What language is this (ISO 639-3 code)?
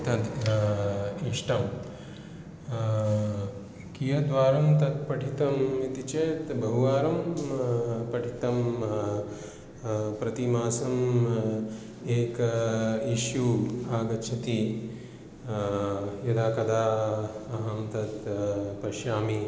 san